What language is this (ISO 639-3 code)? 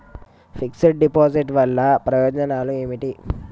tel